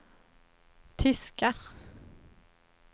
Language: Swedish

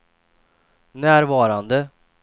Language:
Swedish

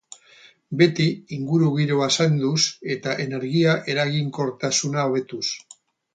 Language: Basque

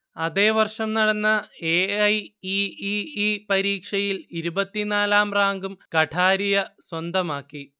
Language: Malayalam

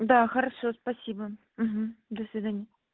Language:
Russian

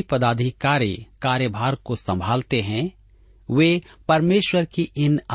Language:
Hindi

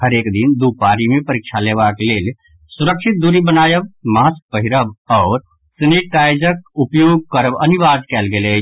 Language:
Maithili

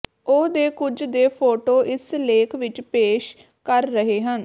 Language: Punjabi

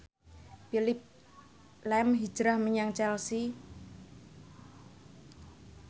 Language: Javanese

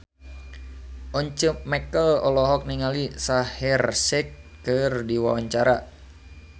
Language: Sundanese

